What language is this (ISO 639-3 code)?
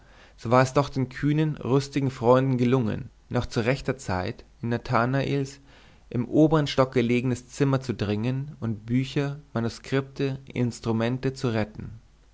deu